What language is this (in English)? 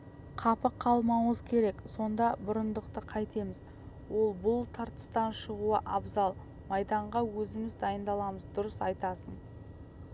Kazakh